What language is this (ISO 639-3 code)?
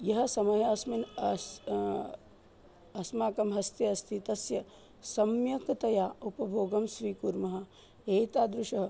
san